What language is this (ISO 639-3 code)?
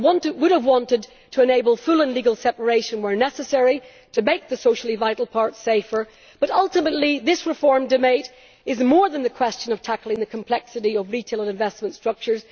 eng